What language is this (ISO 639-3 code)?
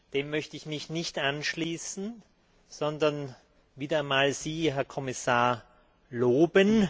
deu